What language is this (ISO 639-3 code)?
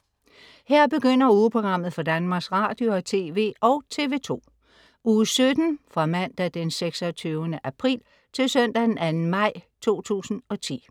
dan